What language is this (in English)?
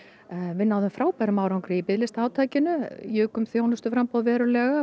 Icelandic